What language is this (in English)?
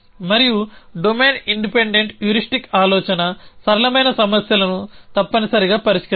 Telugu